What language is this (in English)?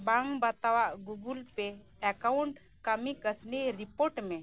Santali